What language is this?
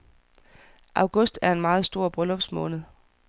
Danish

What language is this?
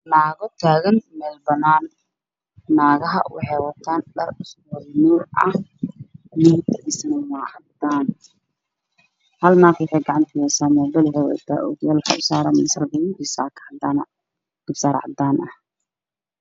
Somali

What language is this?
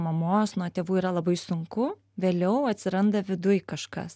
Lithuanian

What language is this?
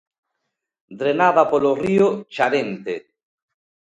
Galician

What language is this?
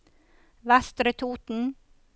Norwegian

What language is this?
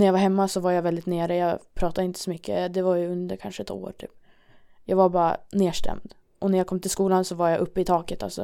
Swedish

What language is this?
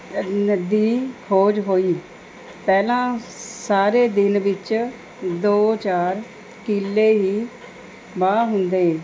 Punjabi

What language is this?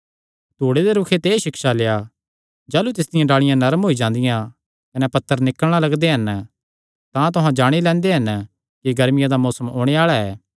Kangri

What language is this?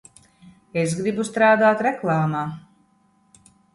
Latvian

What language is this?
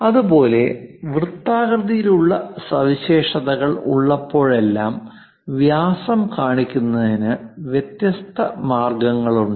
Malayalam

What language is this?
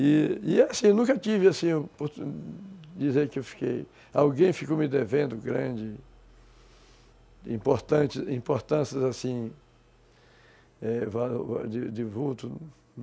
Portuguese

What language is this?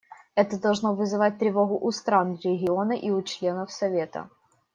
Russian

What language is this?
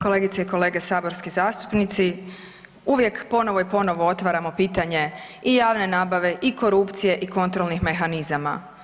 Croatian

